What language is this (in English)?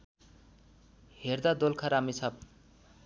Nepali